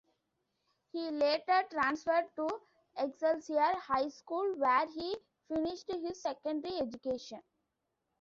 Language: English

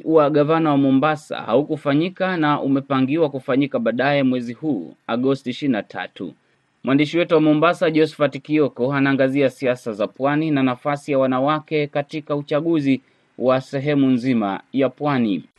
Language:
Swahili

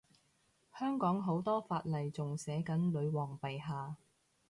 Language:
Cantonese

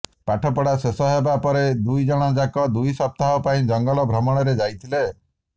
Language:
Odia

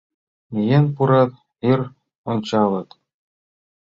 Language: Mari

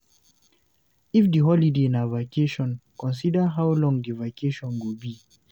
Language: Nigerian Pidgin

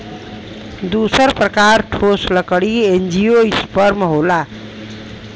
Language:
Bhojpuri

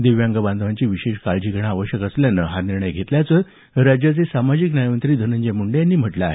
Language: Marathi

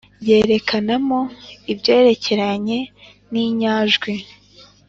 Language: Kinyarwanda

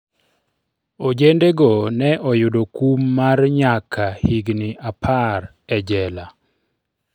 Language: Luo (Kenya and Tanzania)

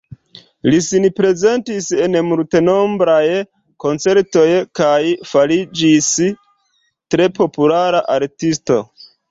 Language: Esperanto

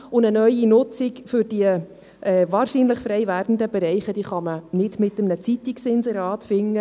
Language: Swiss German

